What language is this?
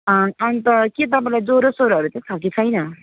Nepali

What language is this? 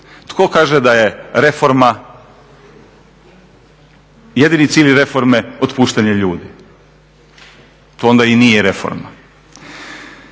Croatian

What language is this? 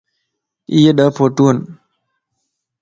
Lasi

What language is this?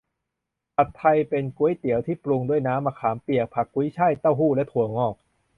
Thai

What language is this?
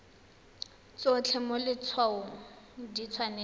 Tswana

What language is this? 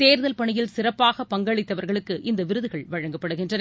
Tamil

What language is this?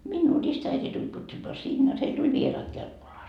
Finnish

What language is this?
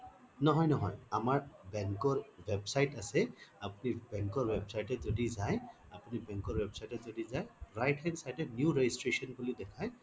Assamese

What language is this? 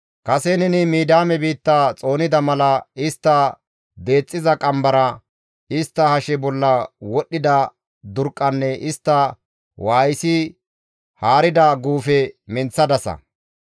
Gamo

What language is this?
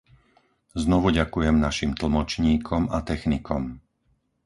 Slovak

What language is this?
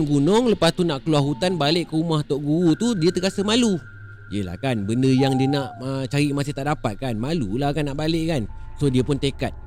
Malay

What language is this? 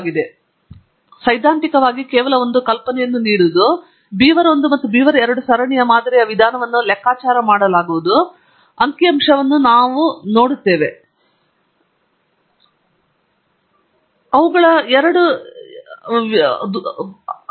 Kannada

